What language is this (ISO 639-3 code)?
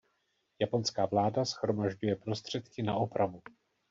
ces